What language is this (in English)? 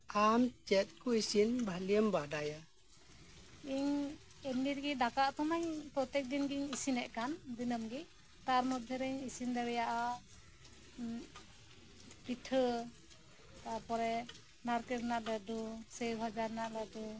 Santali